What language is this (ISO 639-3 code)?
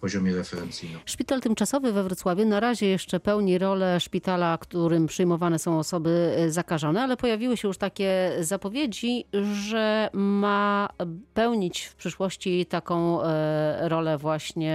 pol